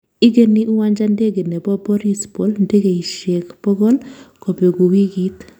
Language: Kalenjin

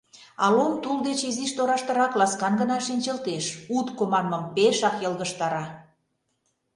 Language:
Mari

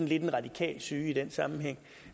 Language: Danish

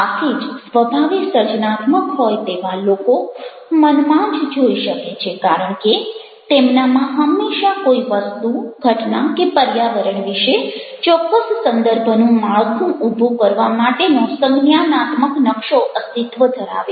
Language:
Gujarati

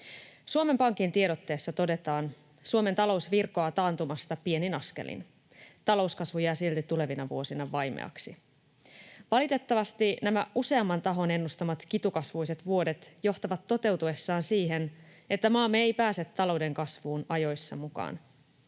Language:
Finnish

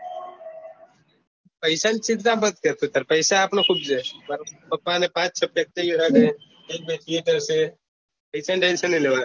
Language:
Gujarati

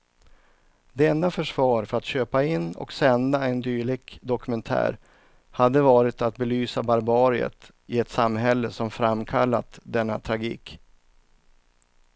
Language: Swedish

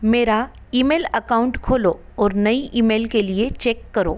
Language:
Hindi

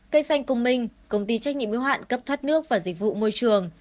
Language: Vietnamese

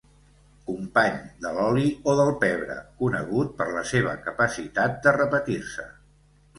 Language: Catalan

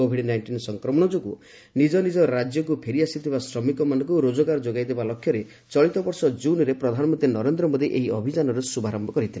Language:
Odia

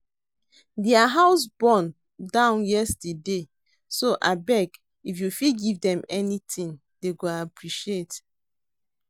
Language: Nigerian Pidgin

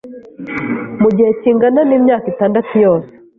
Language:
Kinyarwanda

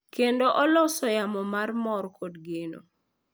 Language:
Luo (Kenya and Tanzania)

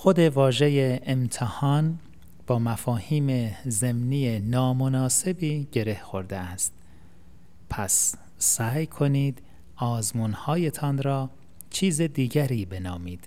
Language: Persian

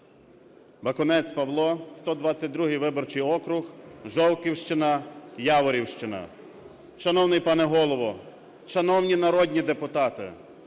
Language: Ukrainian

